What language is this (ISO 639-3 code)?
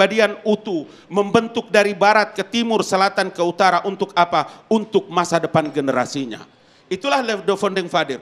ind